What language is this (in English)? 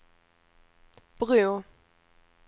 Swedish